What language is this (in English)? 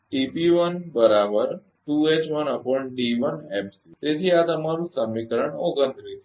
Gujarati